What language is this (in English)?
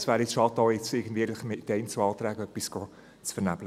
Swiss German